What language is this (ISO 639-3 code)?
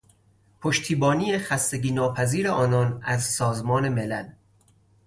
fas